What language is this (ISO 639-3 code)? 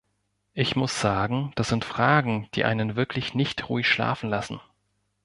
deu